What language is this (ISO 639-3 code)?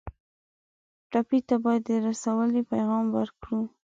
pus